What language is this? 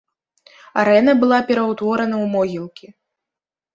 Belarusian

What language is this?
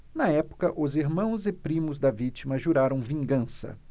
Portuguese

